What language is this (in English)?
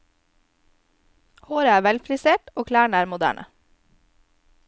Norwegian